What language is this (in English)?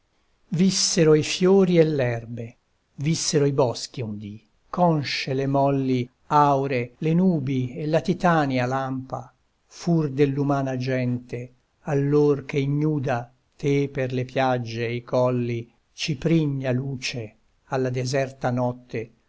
Italian